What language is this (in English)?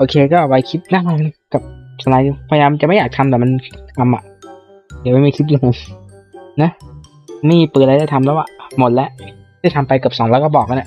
Thai